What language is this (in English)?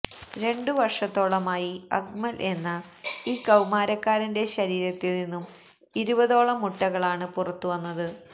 Malayalam